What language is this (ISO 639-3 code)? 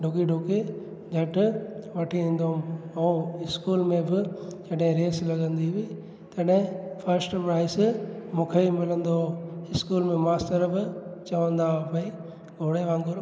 snd